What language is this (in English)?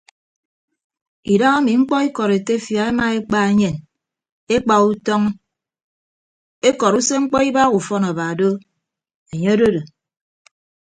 Ibibio